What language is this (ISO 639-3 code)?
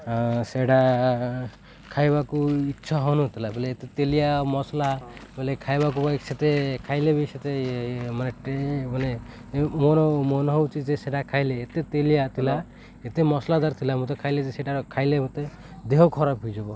ori